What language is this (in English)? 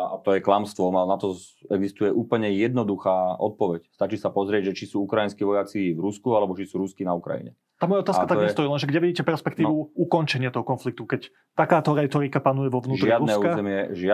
Slovak